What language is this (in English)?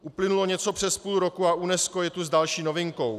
Czech